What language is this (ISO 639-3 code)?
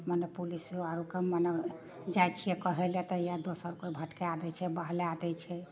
mai